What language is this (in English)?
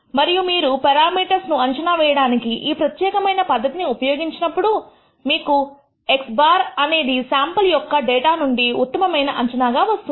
Telugu